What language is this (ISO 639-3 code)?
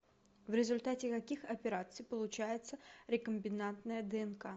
rus